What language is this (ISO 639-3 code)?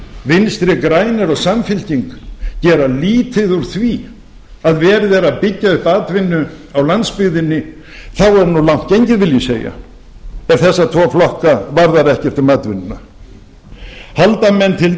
isl